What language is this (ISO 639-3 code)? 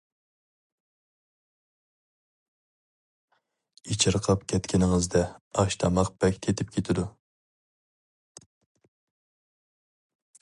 uig